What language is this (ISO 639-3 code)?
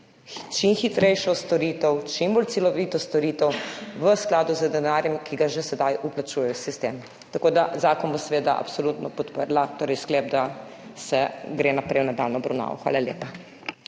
slv